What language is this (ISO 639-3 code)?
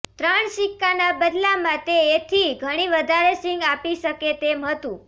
guj